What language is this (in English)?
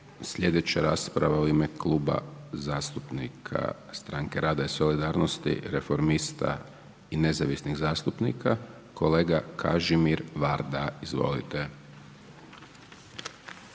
Croatian